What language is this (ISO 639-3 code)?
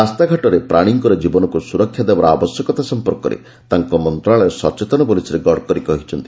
ori